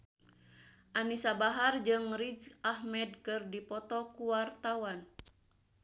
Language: Sundanese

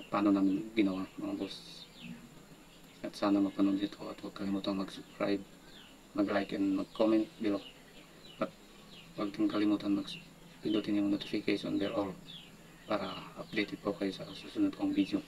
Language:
Filipino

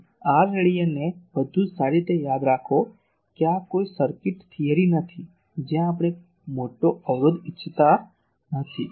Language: Gujarati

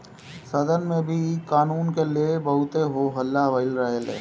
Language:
Bhojpuri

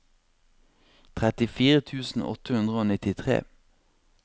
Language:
Norwegian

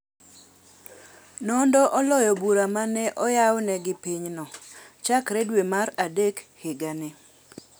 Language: Luo (Kenya and Tanzania)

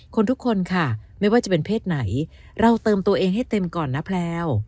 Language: Thai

